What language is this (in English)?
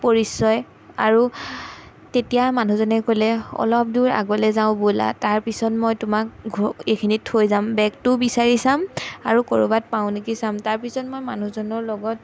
Assamese